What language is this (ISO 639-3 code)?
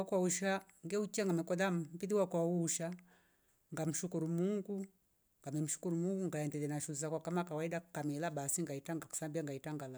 rof